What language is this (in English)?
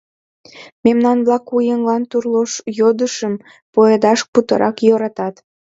Mari